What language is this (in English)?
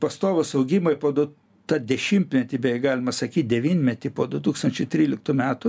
Lithuanian